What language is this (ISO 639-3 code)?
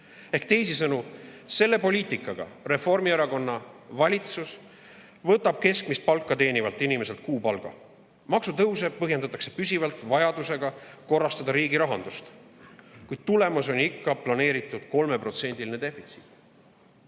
est